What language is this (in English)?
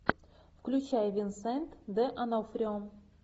Russian